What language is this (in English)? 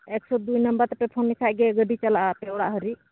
Santali